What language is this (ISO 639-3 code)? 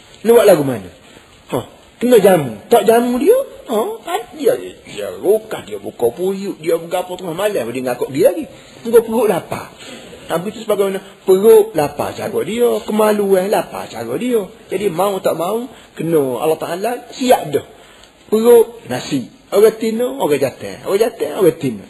msa